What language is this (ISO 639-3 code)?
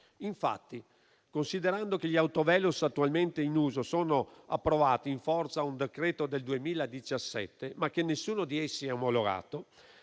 ita